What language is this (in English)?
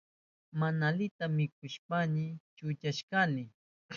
Southern Pastaza Quechua